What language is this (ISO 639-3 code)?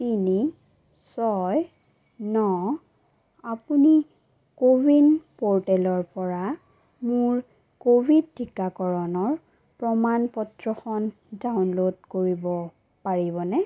asm